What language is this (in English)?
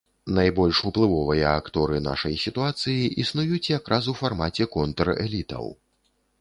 Belarusian